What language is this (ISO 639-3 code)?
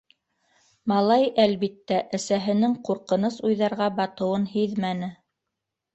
bak